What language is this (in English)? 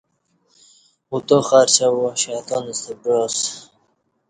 Kati